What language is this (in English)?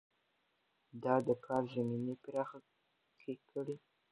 Pashto